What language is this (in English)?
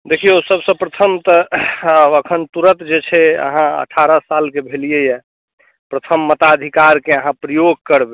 Maithili